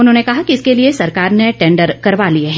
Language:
Hindi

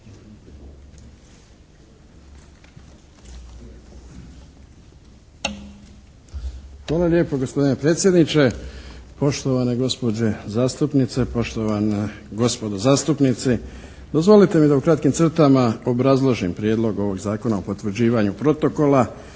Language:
Croatian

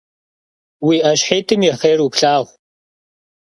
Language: Kabardian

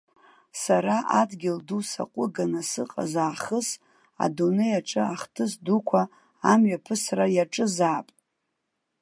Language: Abkhazian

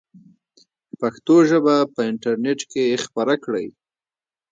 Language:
Pashto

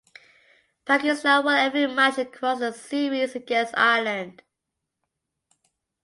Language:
English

